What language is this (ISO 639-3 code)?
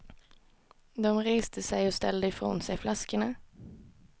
swe